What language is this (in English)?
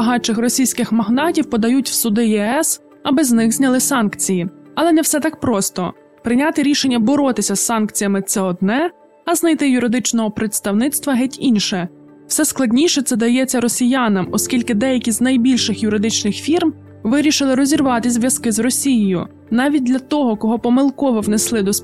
Ukrainian